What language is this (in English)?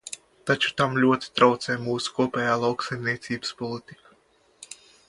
Latvian